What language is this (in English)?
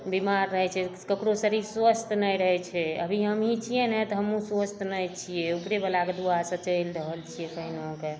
Maithili